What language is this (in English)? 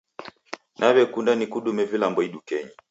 Taita